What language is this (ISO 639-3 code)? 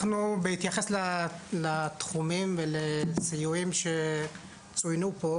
heb